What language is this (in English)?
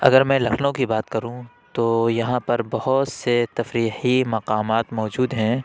Urdu